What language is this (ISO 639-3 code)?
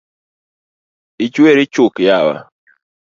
luo